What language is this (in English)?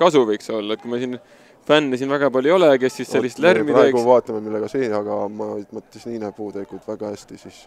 Italian